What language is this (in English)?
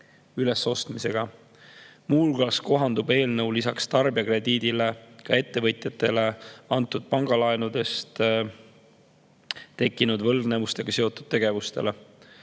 Estonian